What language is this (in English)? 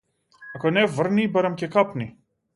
Macedonian